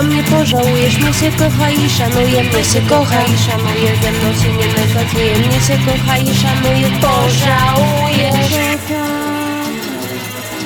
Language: Polish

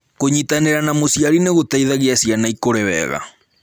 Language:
Kikuyu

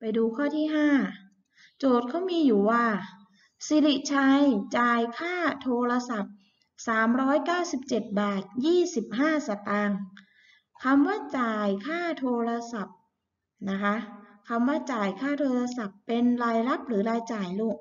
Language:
Thai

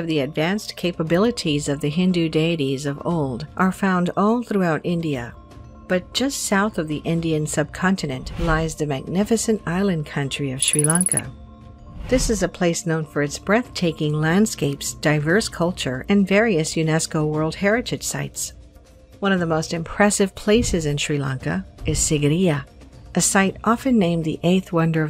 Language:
English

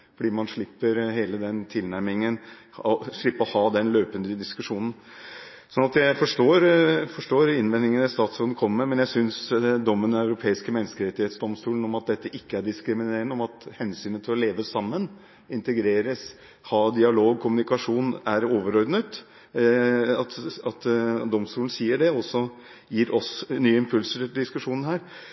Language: Norwegian Bokmål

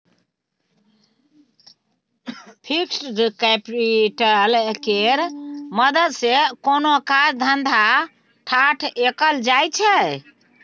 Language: Maithili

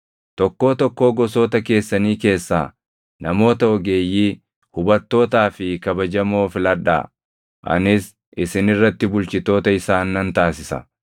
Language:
Oromo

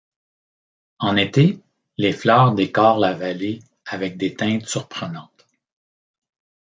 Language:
French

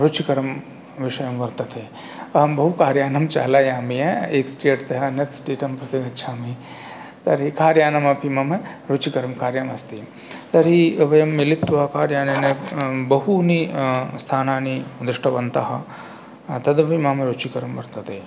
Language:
Sanskrit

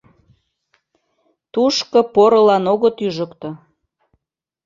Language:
Mari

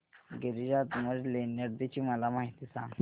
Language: Marathi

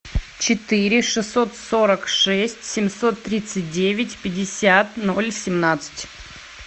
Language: Russian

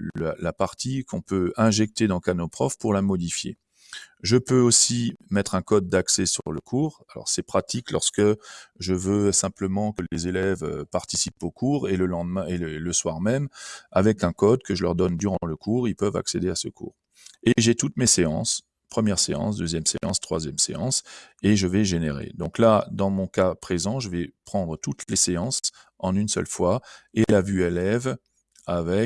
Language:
French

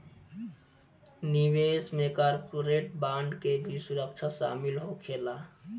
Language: Bhojpuri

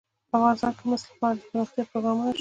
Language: Pashto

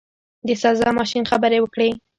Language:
Pashto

